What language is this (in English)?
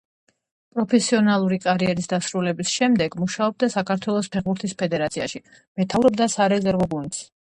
Georgian